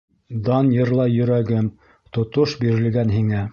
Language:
Bashkir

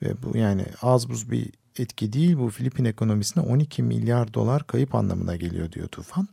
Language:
Turkish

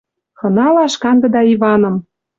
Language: Western Mari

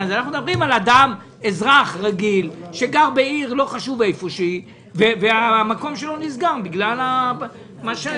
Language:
Hebrew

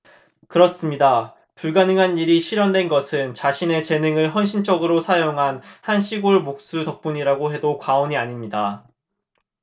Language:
Korean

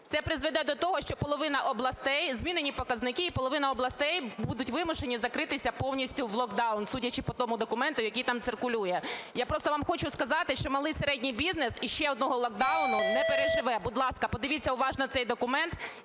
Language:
Ukrainian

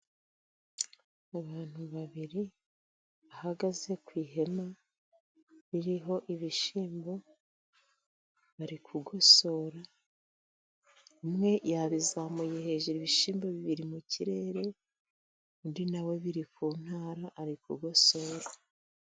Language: Kinyarwanda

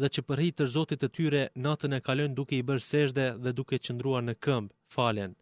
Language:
Greek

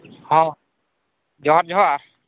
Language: Santali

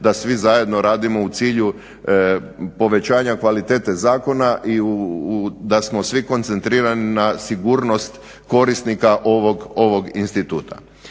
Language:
Croatian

